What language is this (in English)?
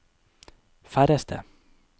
Norwegian